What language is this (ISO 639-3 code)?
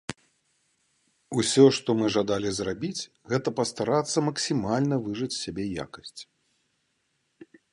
bel